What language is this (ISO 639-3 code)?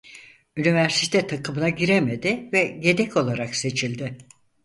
tur